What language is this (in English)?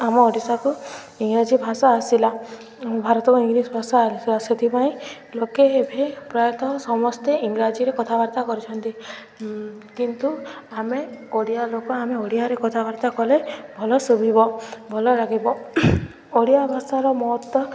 Odia